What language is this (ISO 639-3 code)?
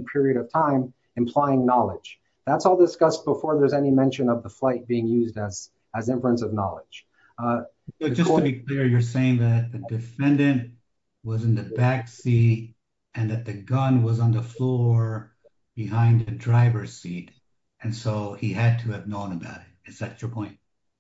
eng